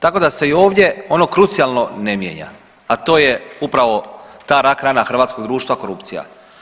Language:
Croatian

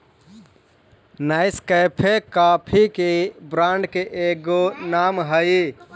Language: Magahi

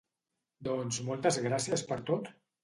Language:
Catalan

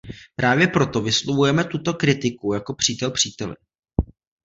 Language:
Czech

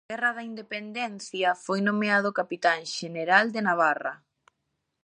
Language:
Galician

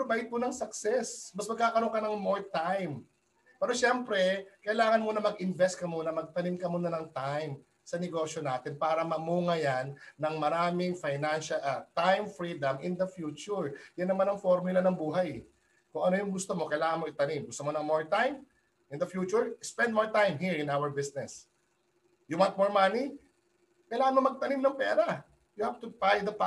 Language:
Filipino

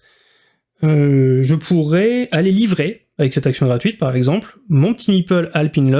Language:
French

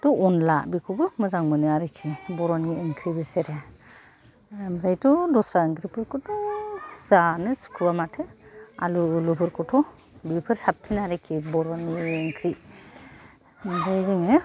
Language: Bodo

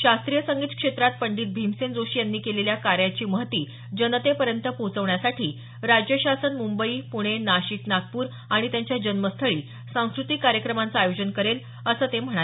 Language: Marathi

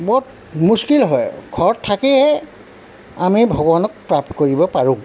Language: Assamese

